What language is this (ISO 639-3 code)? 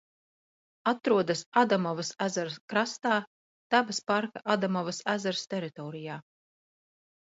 lav